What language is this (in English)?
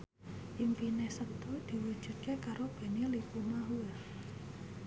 Javanese